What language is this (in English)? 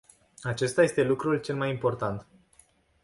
Romanian